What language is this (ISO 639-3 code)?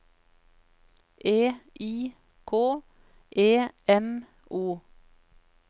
nor